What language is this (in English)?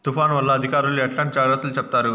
Telugu